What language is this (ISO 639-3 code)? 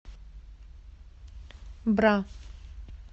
rus